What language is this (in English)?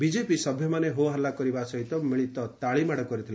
Odia